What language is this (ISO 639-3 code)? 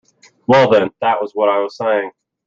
eng